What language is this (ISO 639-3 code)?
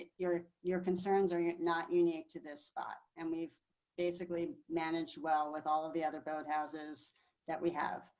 eng